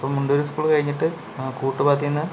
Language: Malayalam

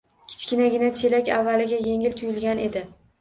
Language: Uzbek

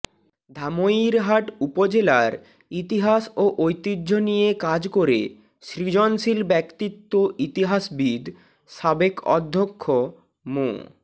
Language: Bangla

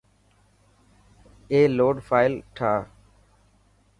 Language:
Dhatki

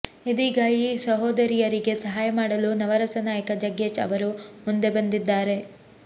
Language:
Kannada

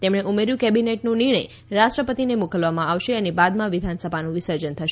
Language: Gujarati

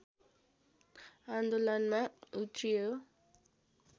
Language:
Nepali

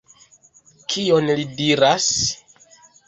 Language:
Esperanto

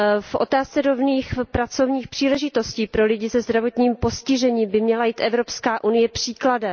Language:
Czech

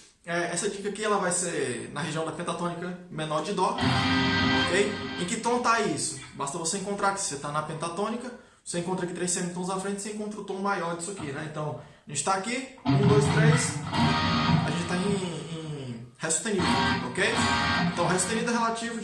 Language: Portuguese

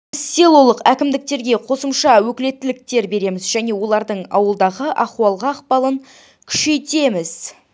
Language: Kazakh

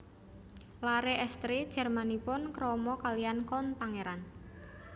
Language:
Javanese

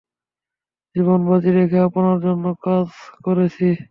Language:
Bangla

